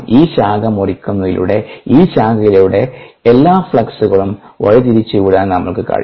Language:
Malayalam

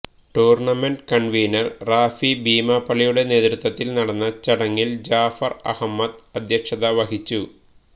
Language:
Malayalam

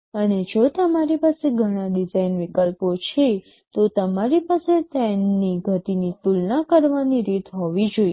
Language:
Gujarati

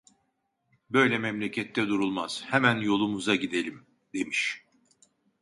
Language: Turkish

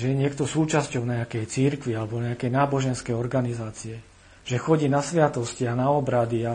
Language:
Slovak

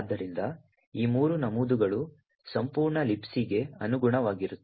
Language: Kannada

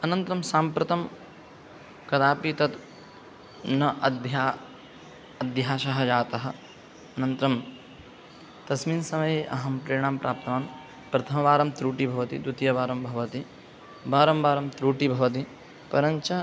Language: Sanskrit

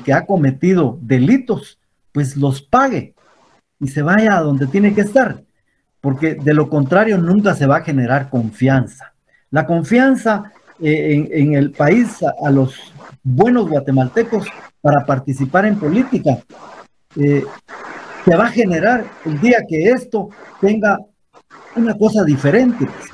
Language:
Spanish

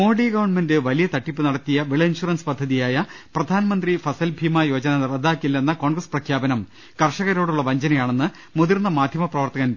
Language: Malayalam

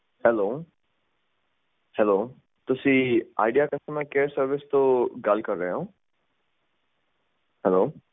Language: Punjabi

